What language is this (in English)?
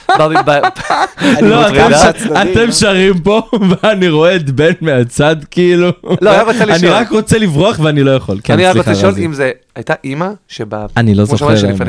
Hebrew